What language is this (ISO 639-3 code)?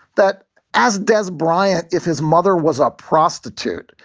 eng